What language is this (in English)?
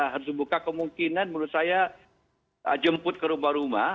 Indonesian